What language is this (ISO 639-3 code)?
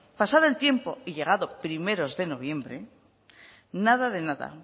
spa